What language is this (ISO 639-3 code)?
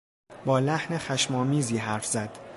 fas